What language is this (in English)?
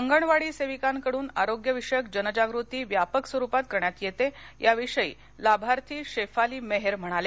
Marathi